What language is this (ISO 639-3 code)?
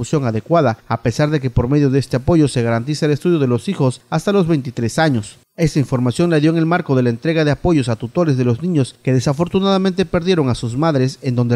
spa